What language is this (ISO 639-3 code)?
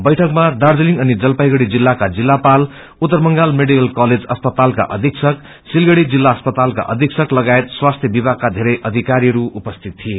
nep